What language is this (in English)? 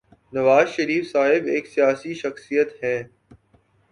Urdu